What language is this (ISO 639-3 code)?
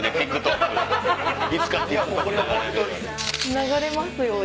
jpn